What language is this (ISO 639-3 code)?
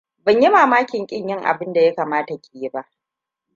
hau